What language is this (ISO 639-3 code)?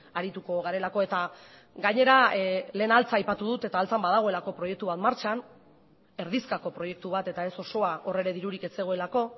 eus